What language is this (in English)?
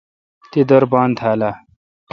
Kalkoti